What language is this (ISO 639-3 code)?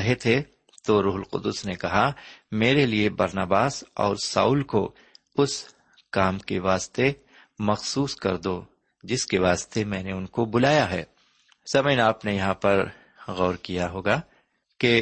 urd